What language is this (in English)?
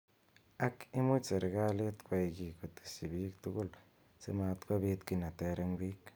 Kalenjin